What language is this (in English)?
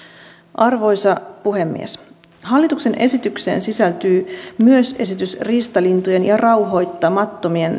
Finnish